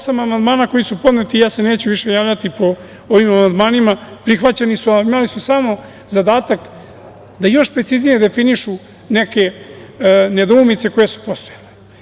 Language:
Serbian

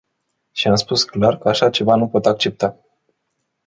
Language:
Romanian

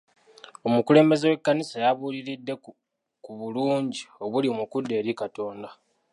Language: Ganda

